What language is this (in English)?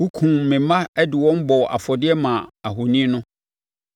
Akan